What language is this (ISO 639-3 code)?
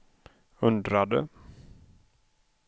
swe